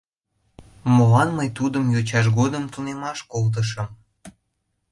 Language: Mari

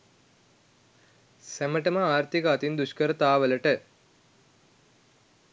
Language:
Sinhala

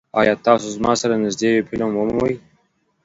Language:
Pashto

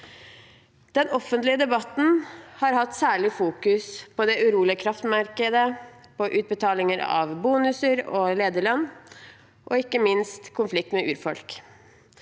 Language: Norwegian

